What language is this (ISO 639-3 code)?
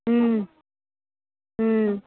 ori